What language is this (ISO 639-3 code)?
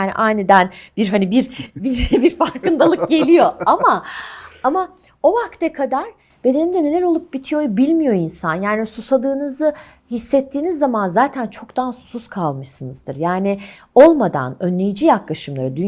tur